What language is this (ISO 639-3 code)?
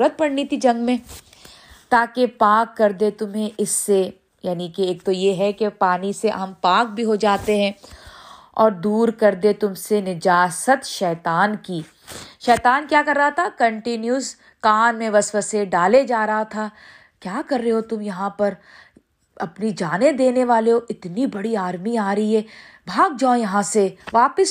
urd